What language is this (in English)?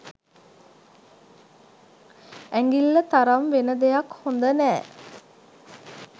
Sinhala